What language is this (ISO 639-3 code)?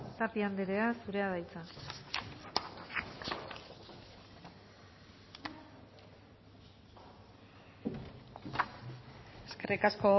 eus